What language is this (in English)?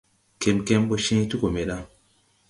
Tupuri